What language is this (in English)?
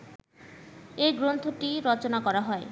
Bangla